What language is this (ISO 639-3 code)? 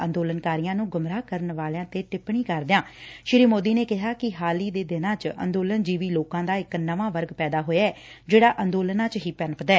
pan